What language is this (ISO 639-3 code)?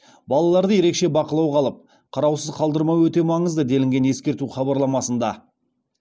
kaz